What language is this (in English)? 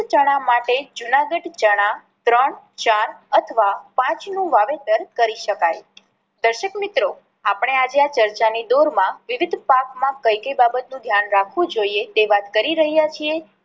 Gujarati